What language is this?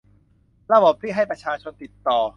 Thai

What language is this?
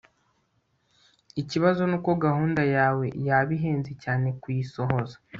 Kinyarwanda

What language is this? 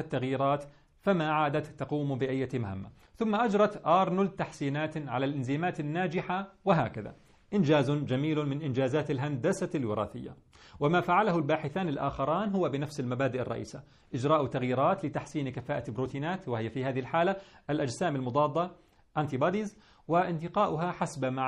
Arabic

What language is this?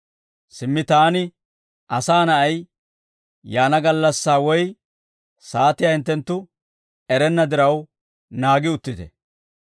Dawro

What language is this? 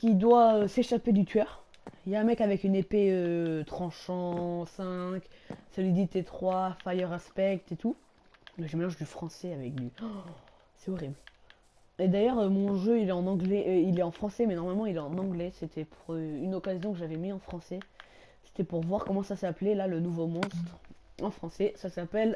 French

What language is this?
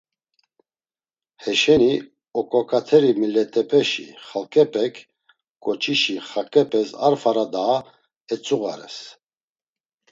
Laz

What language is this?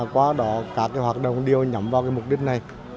Vietnamese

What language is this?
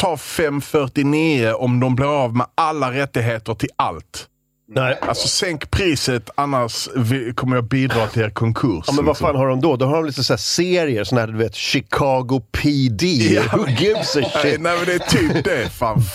Swedish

